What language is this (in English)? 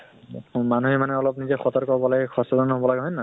Assamese